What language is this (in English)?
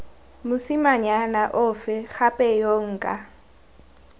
Tswana